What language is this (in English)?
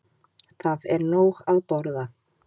Icelandic